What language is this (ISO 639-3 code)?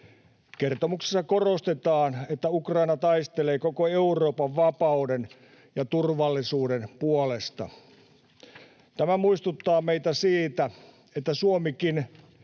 fin